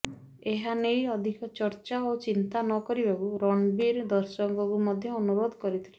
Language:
Odia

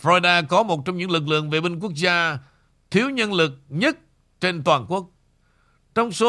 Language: Vietnamese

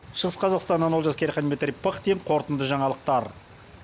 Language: Kazakh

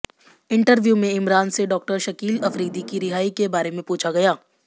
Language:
Hindi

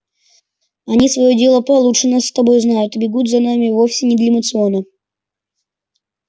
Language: Russian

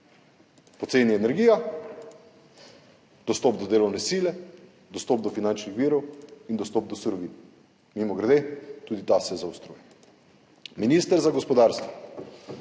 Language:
Slovenian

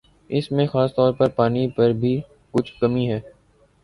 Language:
Urdu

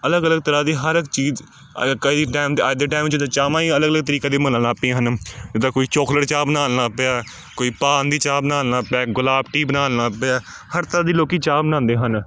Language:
Punjabi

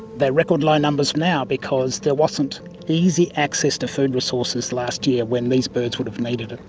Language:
English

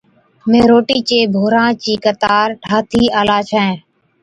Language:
Od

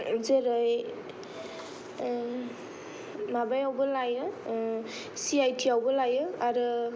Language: Bodo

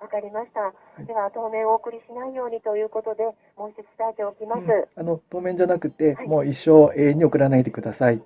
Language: Japanese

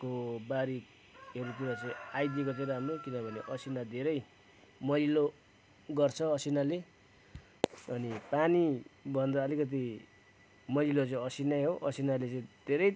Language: Nepali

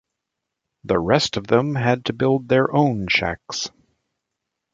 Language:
English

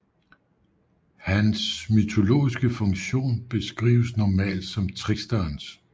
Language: Danish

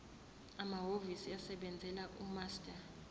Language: Zulu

